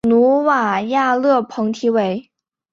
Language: Chinese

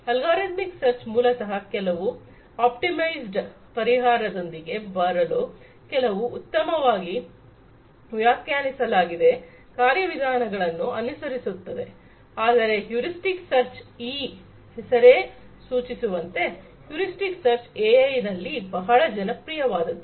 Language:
Kannada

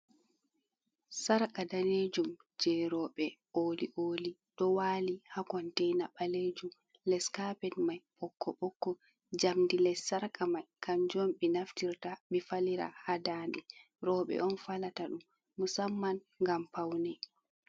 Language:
Fula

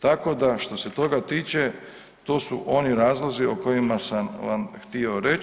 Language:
Croatian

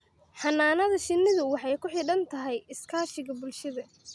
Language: Somali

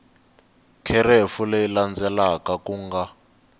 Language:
Tsonga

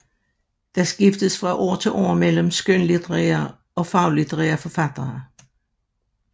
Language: Danish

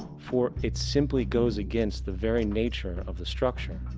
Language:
English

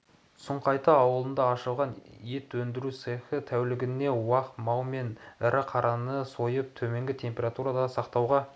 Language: Kazakh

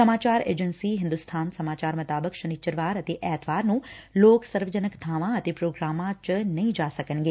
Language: Punjabi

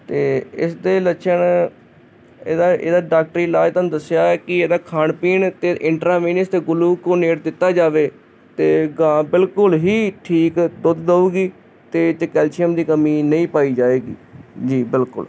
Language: Punjabi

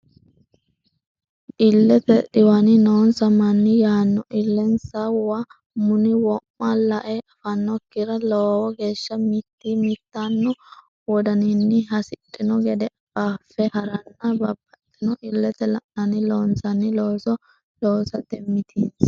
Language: Sidamo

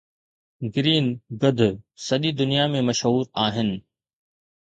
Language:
Sindhi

